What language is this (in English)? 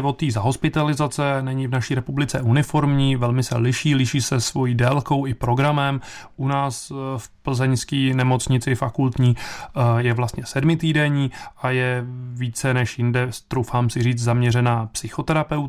Czech